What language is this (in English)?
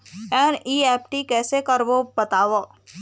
Chhattisgarhi